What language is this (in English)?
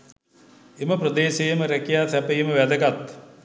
Sinhala